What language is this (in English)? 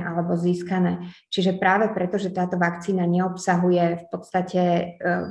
Slovak